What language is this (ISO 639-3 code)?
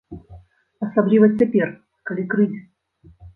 bel